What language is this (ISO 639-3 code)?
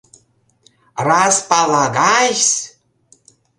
chm